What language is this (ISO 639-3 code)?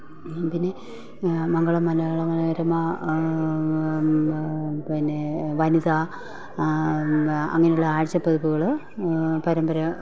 mal